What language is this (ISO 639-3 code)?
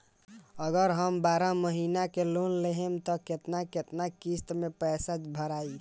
bho